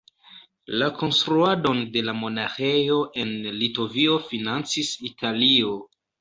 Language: Esperanto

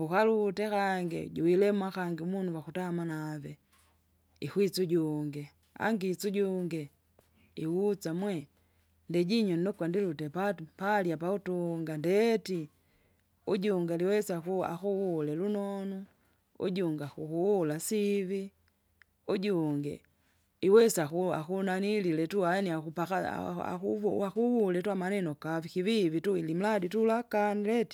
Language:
Kinga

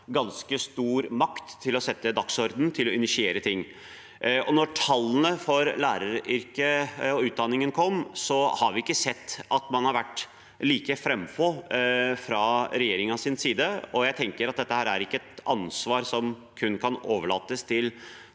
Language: Norwegian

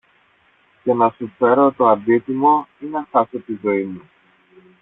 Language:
Greek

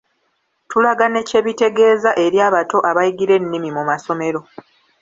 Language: Ganda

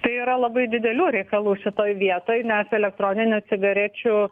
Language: Lithuanian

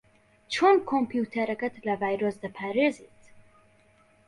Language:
Central Kurdish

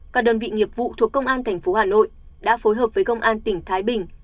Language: Vietnamese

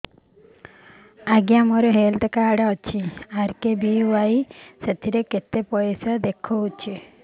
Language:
Odia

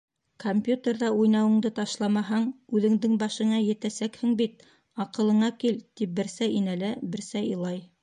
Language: Bashkir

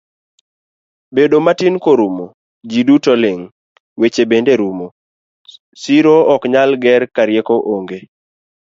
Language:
Luo (Kenya and Tanzania)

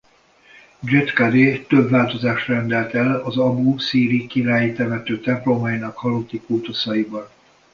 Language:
Hungarian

